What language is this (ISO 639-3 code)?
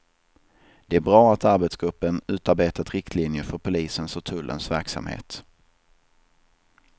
swe